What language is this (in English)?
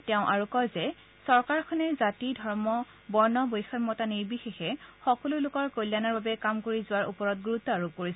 Assamese